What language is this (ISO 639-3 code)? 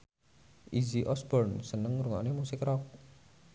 jav